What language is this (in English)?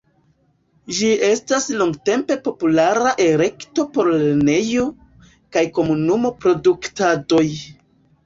Esperanto